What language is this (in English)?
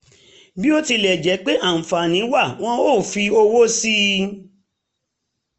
Yoruba